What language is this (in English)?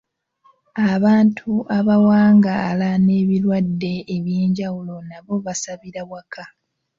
Ganda